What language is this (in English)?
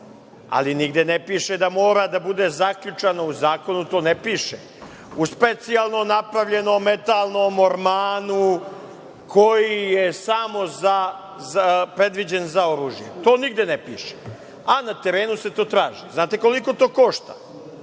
Serbian